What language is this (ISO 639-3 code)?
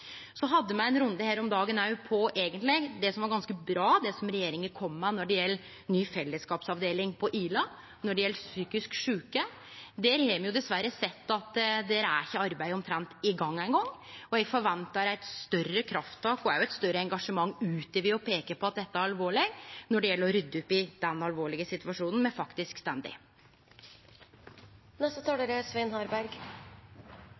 nno